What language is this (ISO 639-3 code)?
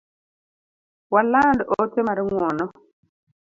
luo